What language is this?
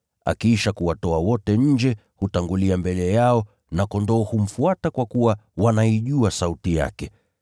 Swahili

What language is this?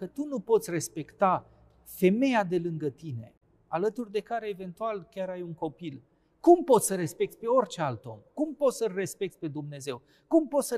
Romanian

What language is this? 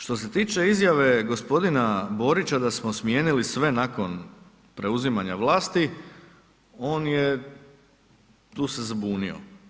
Croatian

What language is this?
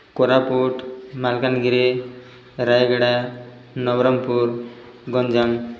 Odia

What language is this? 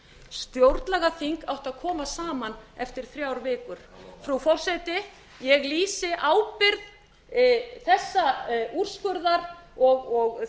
Icelandic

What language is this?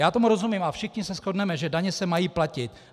Czech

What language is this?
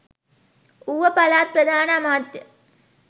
Sinhala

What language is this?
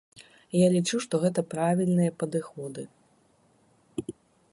Belarusian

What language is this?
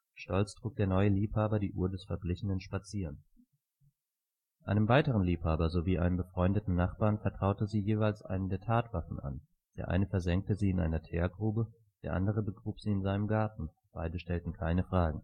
German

